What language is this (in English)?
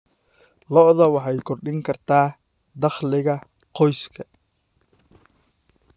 Somali